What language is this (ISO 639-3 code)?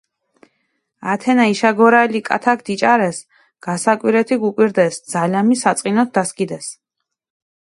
xmf